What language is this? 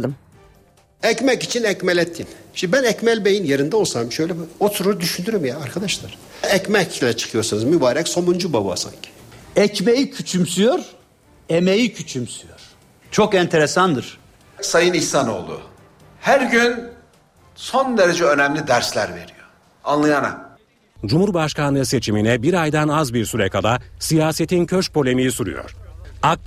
Turkish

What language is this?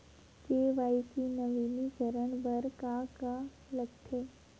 Chhattisgarhi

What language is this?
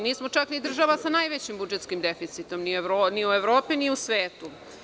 Serbian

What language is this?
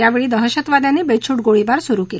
Marathi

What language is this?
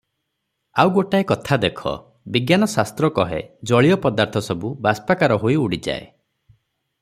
Odia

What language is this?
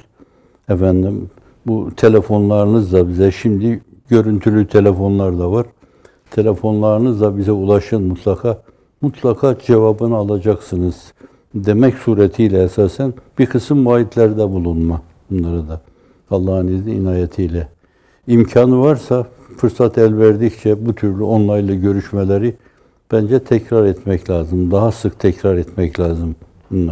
Turkish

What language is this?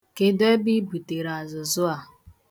Igbo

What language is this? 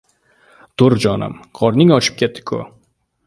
Uzbek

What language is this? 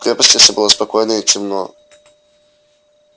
Russian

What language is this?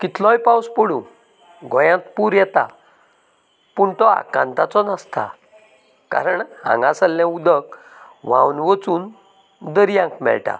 Konkani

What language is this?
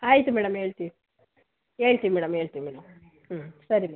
Kannada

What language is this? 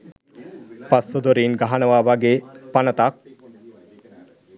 Sinhala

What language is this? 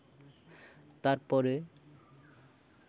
Santali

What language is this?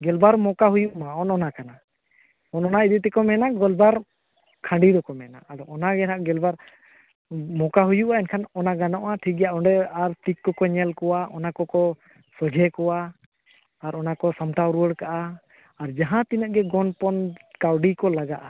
Santali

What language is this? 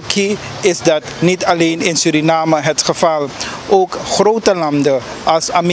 Dutch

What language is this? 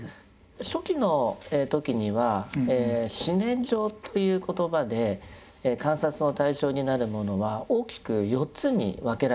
Japanese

